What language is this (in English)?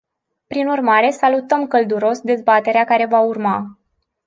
Romanian